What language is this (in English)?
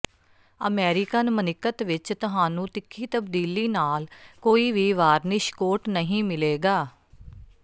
Punjabi